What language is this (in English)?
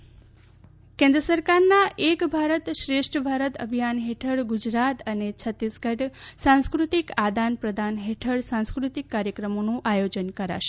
Gujarati